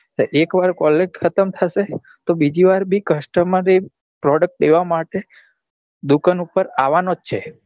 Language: Gujarati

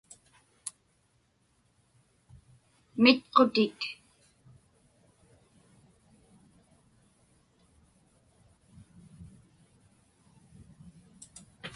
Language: Inupiaq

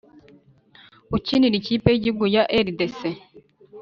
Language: Kinyarwanda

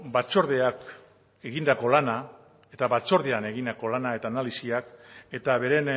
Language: Basque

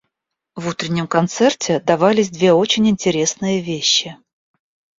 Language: Russian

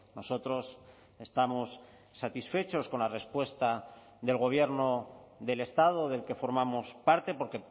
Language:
Spanish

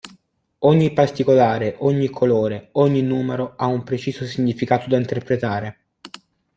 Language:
Italian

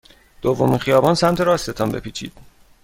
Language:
Persian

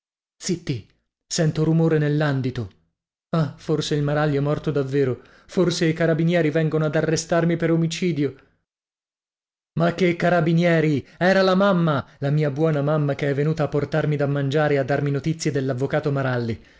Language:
Italian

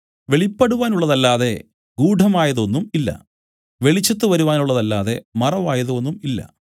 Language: Malayalam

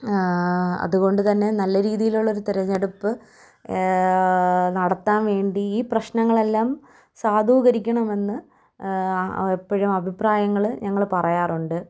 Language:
Malayalam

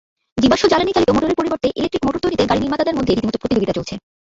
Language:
Bangla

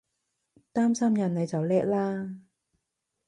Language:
Cantonese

